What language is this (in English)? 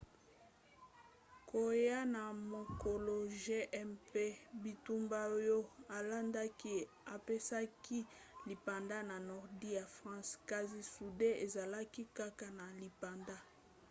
Lingala